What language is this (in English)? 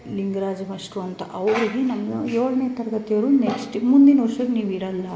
Kannada